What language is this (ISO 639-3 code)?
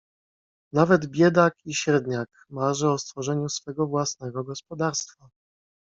pol